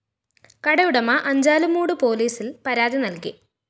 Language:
Malayalam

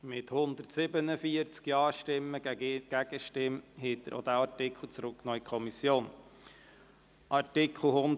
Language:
Swiss German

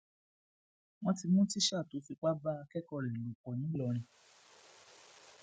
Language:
Yoruba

